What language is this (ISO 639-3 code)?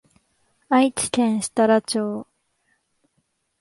jpn